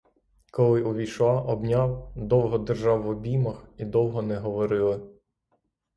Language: Ukrainian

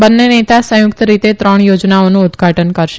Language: Gujarati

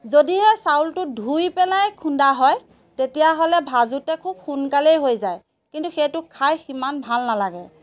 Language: Assamese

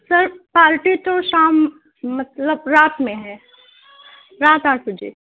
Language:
Urdu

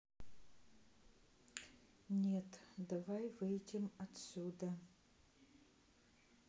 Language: Russian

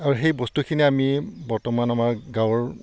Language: Assamese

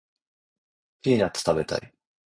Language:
Japanese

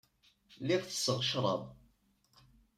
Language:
Kabyle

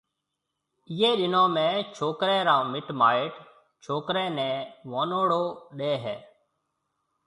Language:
Marwari (Pakistan)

